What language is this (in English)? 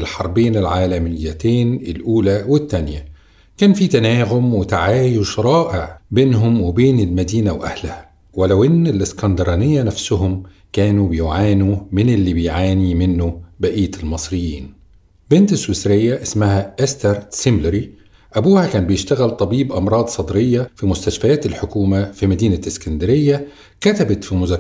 Arabic